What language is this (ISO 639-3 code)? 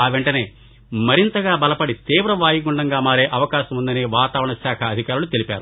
tel